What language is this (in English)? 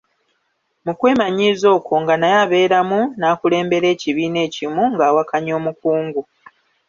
Ganda